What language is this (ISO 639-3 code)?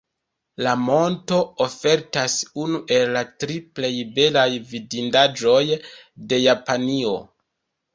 epo